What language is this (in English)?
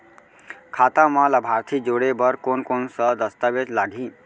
Chhattisgarhi